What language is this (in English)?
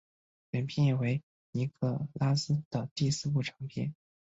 Chinese